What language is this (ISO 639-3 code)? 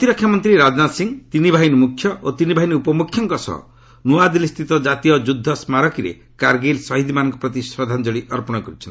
ori